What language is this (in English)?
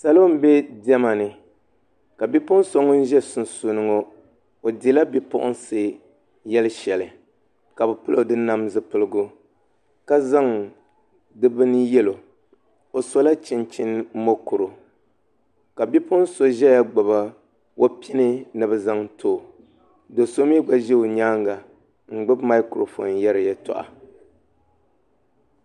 Dagbani